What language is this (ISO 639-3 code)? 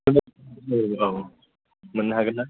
brx